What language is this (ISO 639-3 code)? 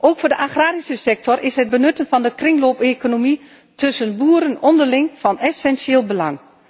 nld